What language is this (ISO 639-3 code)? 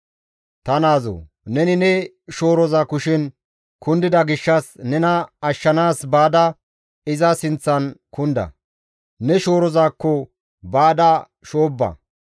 gmv